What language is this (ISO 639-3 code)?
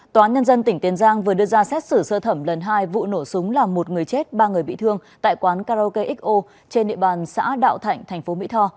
vie